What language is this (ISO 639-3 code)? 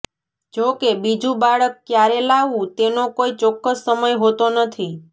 guj